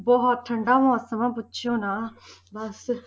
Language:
Punjabi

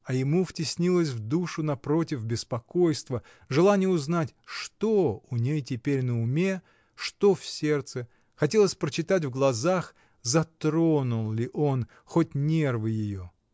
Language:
Russian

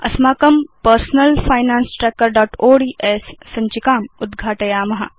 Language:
Sanskrit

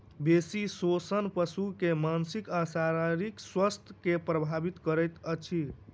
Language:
Maithili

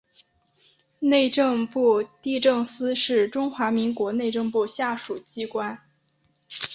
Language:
Chinese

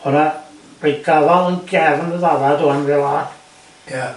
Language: Welsh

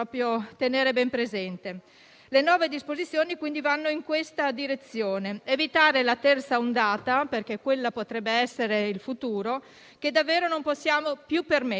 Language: Italian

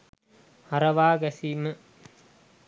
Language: Sinhala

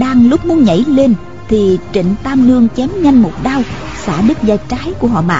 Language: Vietnamese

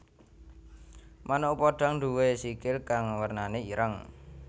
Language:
Javanese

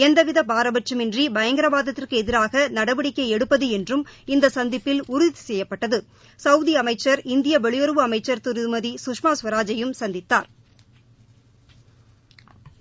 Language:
Tamil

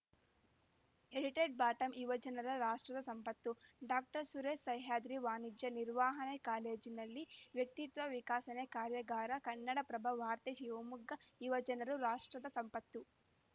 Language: Kannada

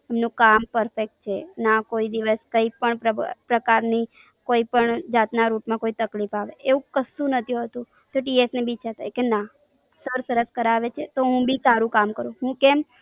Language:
Gujarati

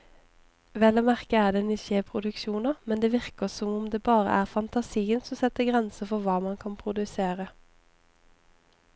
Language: Norwegian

